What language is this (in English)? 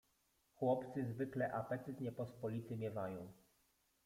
Polish